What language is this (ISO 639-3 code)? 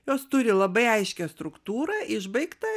lit